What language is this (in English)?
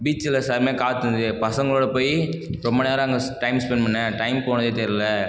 Tamil